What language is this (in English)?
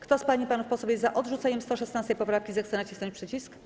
Polish